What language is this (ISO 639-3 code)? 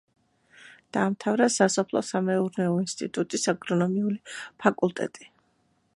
kat